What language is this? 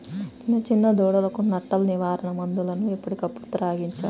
Telugu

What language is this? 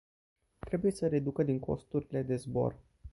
Romanian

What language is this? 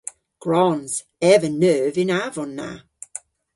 Cornish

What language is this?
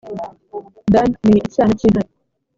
Kinyarwanda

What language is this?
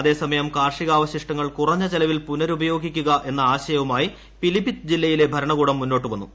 Malayalam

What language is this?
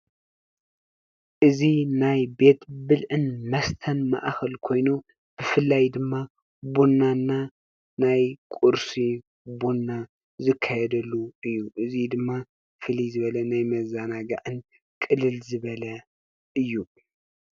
Tigrinya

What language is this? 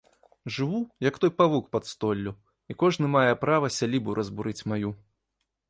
Belarusian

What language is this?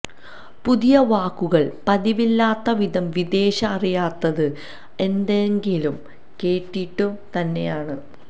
Malayalam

